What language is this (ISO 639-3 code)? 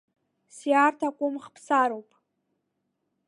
abk